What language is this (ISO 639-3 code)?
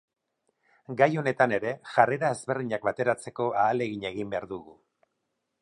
eus